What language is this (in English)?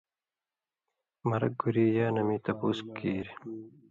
Indus Kohistani